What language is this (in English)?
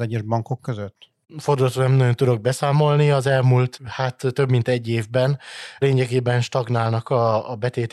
Hungarian